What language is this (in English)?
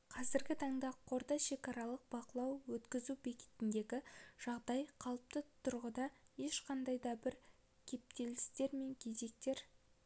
Kazakh